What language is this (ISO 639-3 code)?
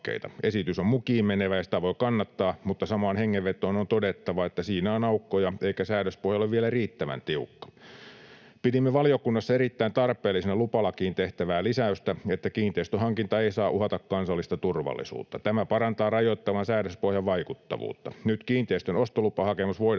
fin